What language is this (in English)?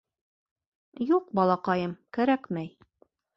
Bashkir